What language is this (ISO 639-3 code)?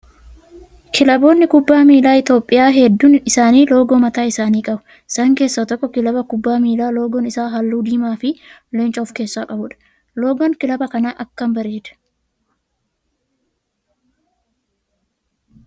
orm